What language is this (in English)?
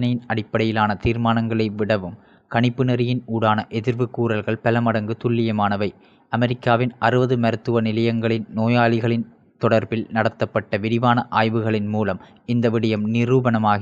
Tamil